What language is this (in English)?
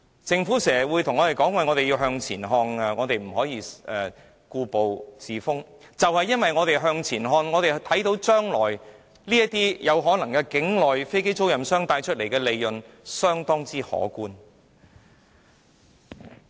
Cantonese